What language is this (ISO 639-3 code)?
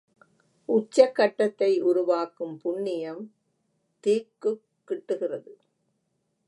tam